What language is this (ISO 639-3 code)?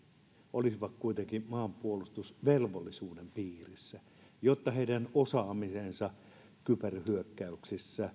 fin